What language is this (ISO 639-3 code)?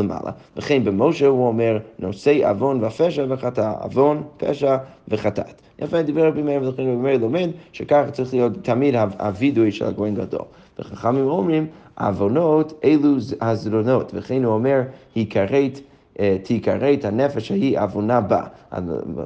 heb